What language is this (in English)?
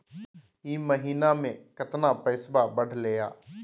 Magahi